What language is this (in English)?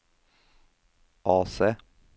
Norwegian